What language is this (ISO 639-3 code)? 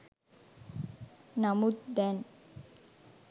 sin